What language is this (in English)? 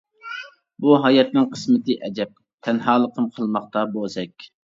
Uyghur